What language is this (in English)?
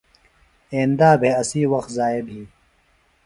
Phalura